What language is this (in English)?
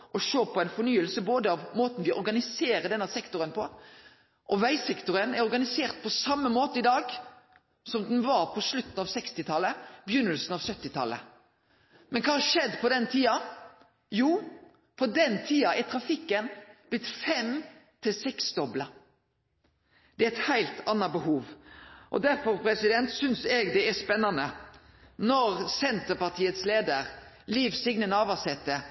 Norwegian Nynorsk